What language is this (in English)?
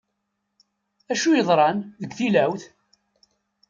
Kabyle